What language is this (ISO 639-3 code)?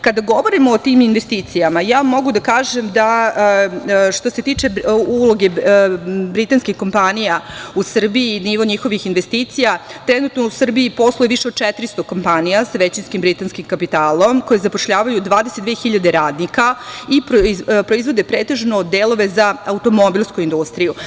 srp